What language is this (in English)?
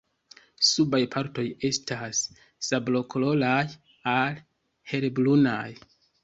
Esperanto